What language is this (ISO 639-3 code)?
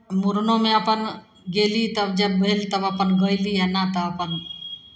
mai